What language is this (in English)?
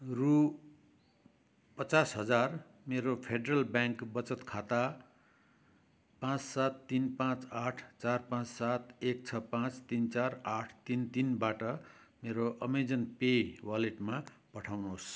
Nepali